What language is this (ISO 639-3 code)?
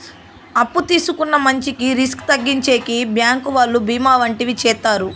tel